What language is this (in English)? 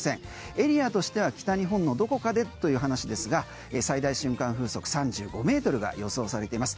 Japanese